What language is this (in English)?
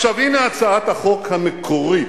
Hebrew